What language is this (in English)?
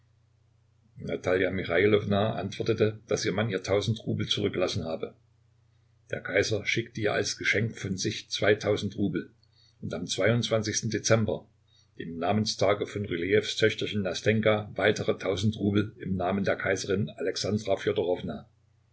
German